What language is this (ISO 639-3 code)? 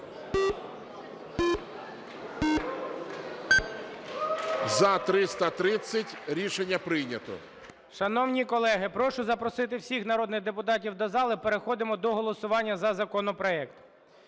ukr